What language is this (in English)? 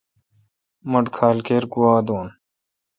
Kalkoti